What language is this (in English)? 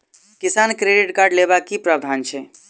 Maithili